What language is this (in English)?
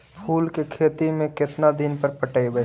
Magahi